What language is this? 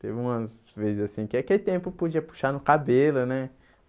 Portuguese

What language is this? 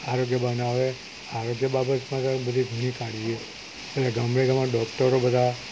Gujarati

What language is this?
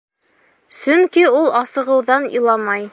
Bashkir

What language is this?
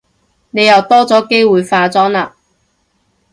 Cantonese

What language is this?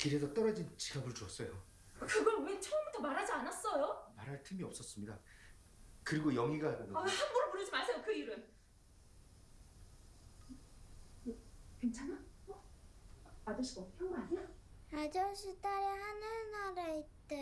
Korean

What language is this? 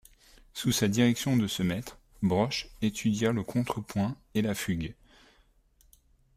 French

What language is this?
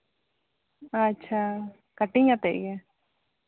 Santali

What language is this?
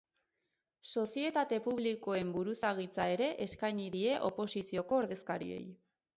Basque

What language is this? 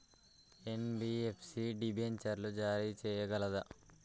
Telugu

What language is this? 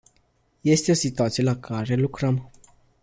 Romanian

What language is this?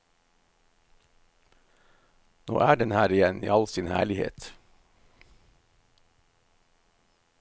Norwegian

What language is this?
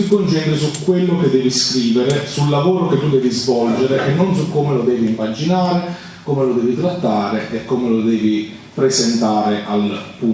Italian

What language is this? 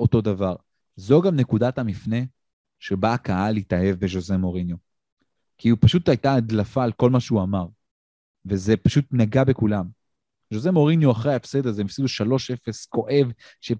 Hebrew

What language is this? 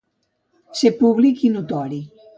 Catalan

